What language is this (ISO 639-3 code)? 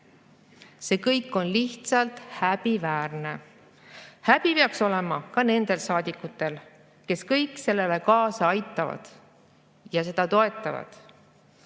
est